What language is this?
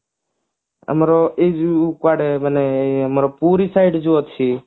Odia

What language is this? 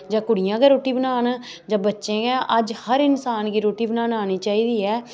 Dogri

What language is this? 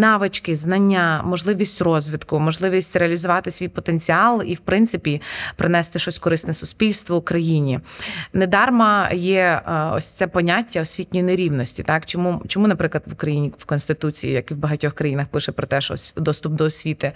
Ukrainian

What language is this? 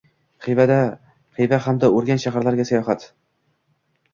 Uzbek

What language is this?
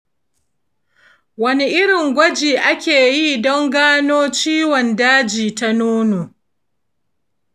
Hausa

